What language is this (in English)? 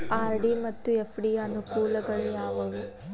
Kannada